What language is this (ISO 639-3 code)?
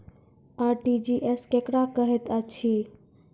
mai